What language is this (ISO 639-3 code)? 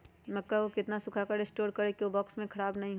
mag